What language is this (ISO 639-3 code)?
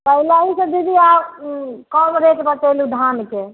mai